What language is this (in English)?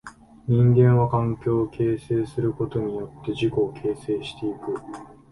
Japanese